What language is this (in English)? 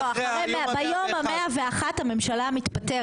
Hebrew